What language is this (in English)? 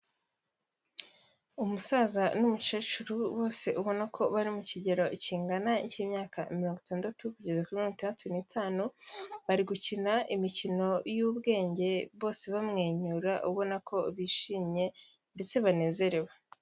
Kinyarwanda